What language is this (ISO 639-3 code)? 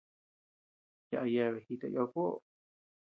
cux